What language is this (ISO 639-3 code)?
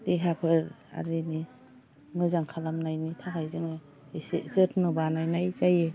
brx